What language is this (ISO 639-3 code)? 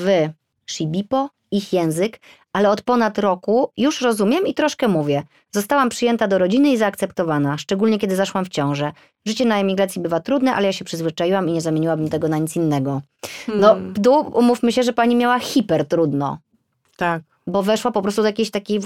pol